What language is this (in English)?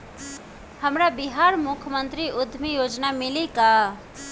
Bhojpuri